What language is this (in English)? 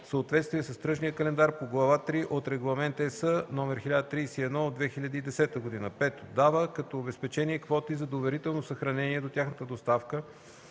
Bulgarian